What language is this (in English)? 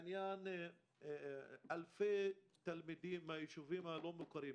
Hebrew